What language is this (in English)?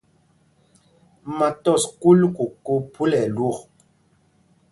Mpumpong